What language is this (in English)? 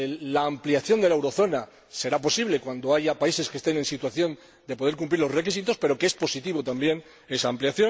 Spanish